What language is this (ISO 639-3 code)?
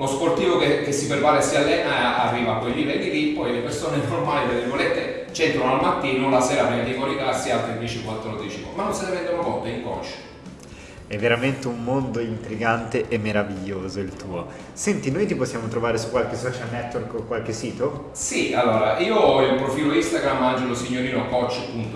ita